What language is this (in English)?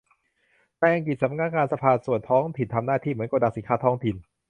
Thai